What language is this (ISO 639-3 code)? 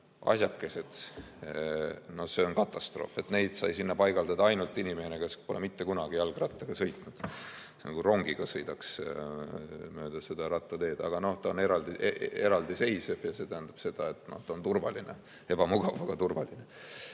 est